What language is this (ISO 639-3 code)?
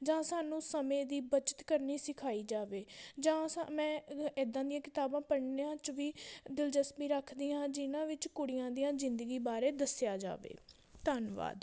pan